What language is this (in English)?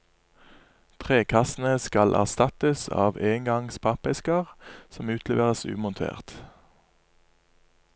Norwegian